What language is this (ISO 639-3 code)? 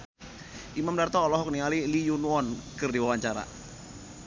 sun